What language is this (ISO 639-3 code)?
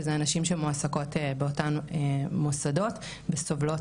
heb